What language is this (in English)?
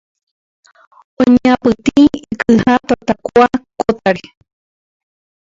Guarani